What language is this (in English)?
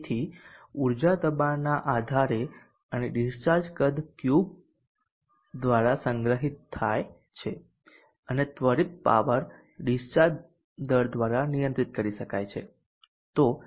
Gujarati